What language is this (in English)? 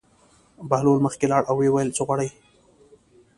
Pashto